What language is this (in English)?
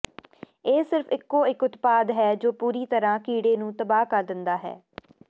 Punjabi